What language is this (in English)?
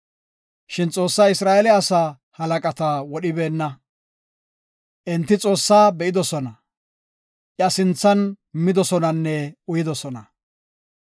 Gofa